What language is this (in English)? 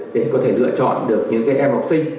Vietnamese